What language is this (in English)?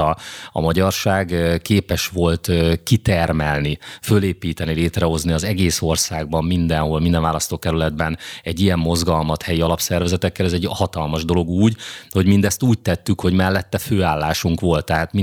Hungarian